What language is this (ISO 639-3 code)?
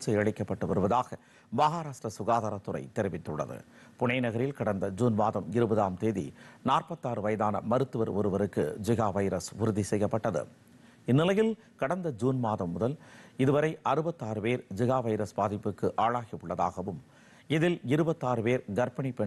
kor